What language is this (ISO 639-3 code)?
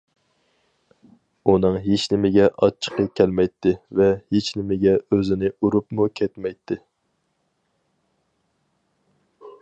uig